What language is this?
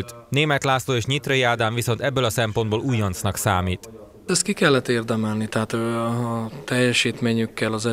Hungarian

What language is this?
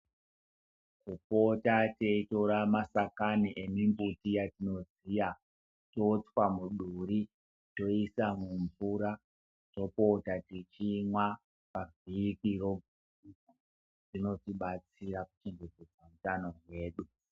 Ndau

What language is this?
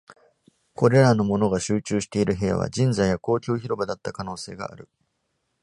Japanese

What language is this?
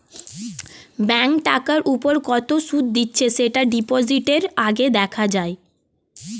Bangla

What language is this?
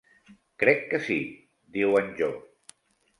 Catalan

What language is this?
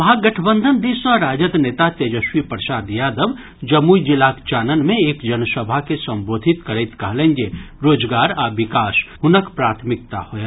Maithili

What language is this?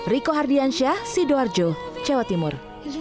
Indonesian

